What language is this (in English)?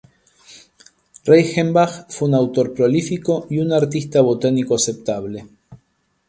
Spanish